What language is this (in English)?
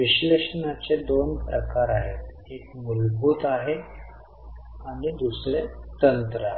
Marathi